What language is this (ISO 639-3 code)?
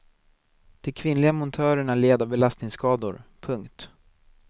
swe